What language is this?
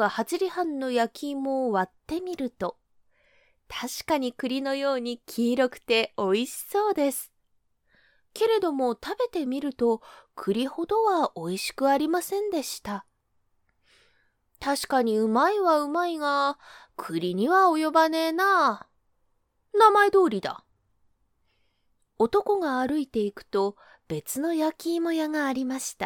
Japanese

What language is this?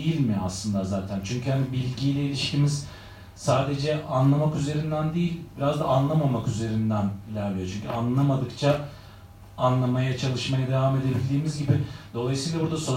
Turkish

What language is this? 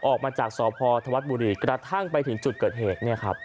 Thai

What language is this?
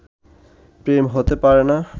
Bangla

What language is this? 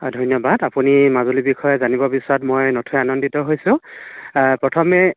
Assamese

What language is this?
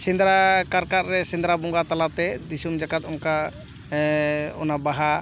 Santali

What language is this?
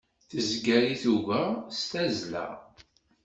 Kabyle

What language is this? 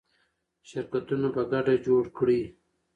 Pashto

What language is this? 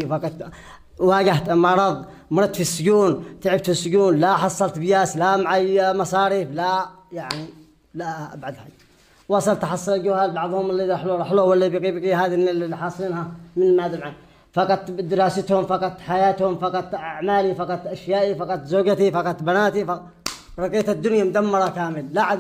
Arabic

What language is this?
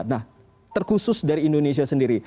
Indonesian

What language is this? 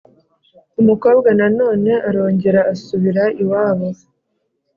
Kinyarwanda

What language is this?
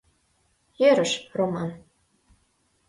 Mari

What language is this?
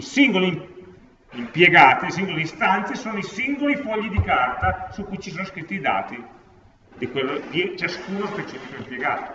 Italian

